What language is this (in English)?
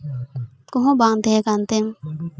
Santali